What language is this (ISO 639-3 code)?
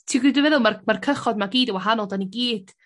cym